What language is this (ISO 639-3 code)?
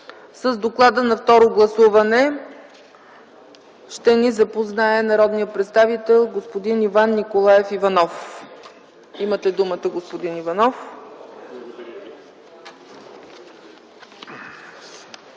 bul